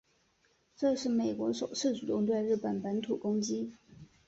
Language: Chinese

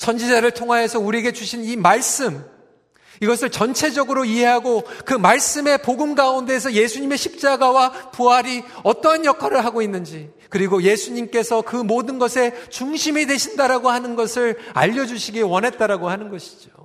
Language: Korean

